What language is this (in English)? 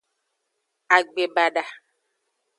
Aja (Benin)